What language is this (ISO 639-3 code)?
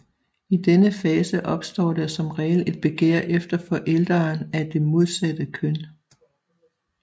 dan